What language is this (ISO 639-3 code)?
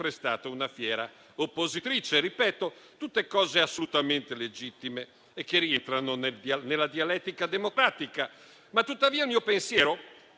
ita